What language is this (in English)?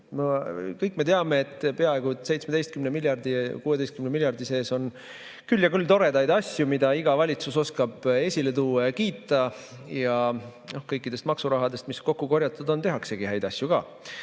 Estonian